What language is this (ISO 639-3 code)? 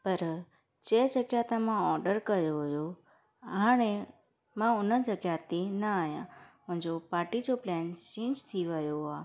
snd